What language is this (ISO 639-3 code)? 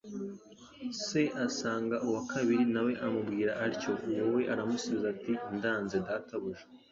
kin